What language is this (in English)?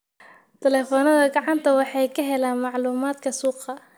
Somali